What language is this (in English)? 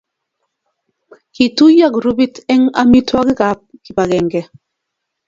Kalenjin